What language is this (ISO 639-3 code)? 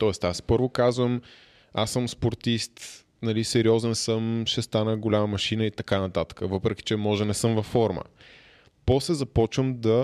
bul